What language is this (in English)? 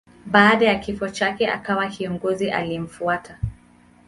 Swahili